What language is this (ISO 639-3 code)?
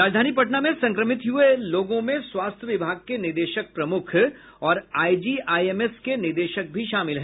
hin